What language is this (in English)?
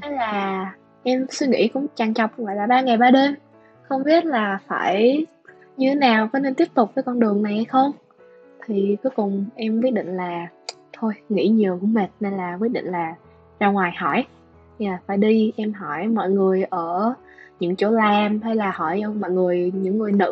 Vietnamese